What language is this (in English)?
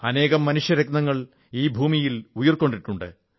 Malayalam